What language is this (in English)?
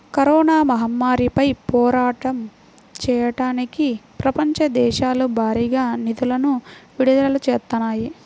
Telugu